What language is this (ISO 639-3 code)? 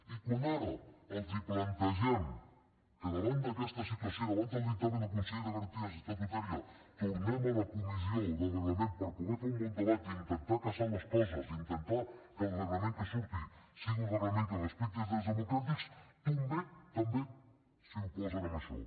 cat